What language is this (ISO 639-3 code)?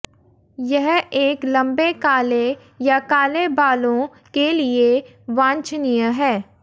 hin